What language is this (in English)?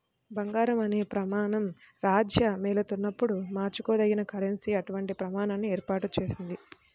Telugu